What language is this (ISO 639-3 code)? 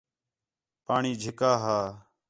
xhe